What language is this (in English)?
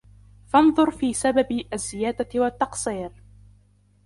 Arabic